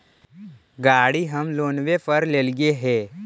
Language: Magahi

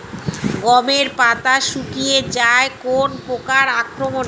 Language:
Bangla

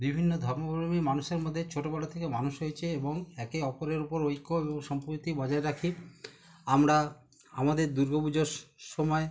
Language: Bangla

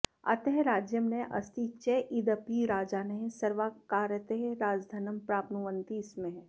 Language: Sanskrit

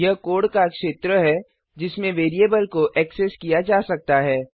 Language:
Hindi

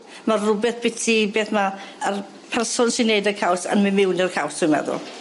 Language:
Welsh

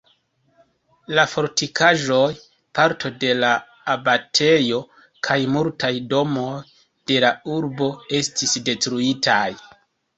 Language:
Esperanto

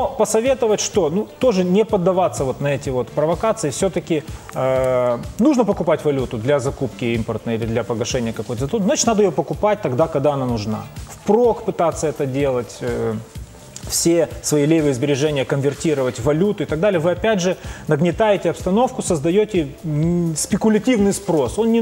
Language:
Russian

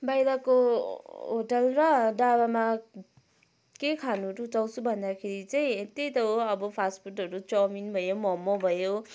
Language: Nepali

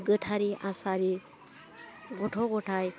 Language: Bodo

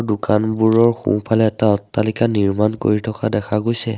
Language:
Assamese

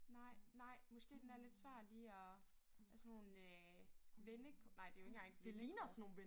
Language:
Danish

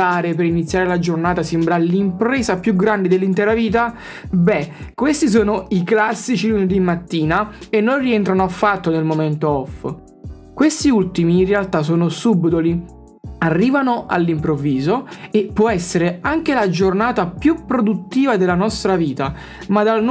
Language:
Italian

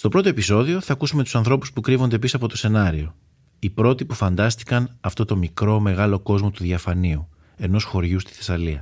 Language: Greek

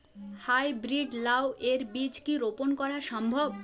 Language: Bangla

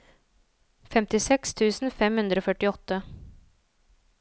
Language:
Norwegian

